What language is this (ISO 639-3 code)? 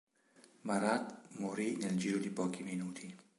ita